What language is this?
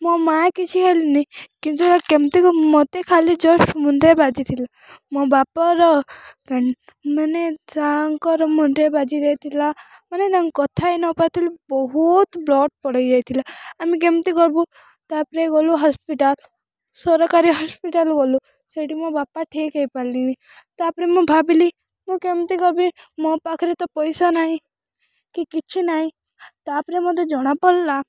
Odia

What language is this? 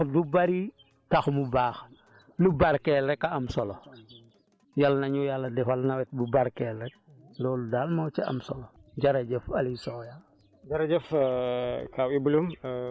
Wolof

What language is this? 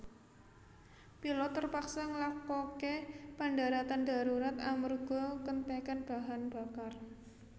Javanese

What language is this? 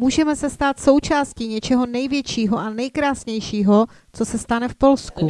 Czech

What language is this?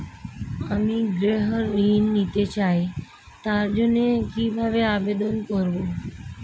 Bangla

